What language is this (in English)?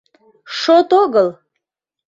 Mari